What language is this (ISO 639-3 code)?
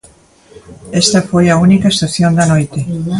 glg